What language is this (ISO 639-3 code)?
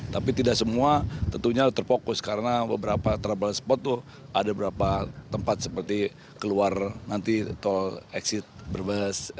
ind